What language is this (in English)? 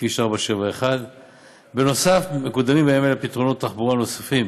Hebrew